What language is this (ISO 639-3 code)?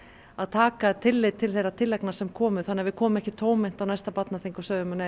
isl